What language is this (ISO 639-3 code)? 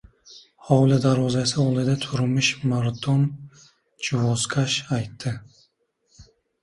uzb